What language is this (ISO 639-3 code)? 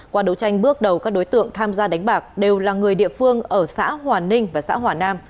vie